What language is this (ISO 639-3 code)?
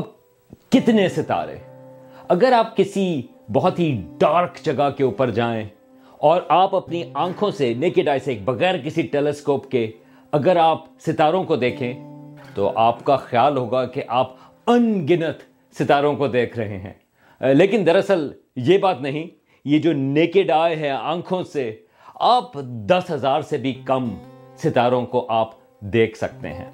urd